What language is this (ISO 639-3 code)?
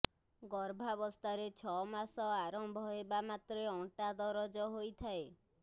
ori